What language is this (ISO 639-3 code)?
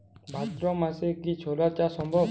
ben